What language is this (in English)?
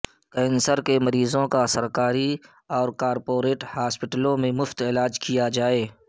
Urdu